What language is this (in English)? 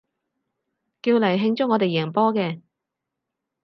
Cantonese